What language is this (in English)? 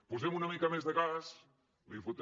Catalan